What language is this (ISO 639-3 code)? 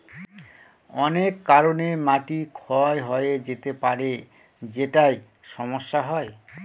ben